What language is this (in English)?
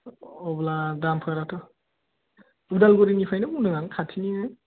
Bodo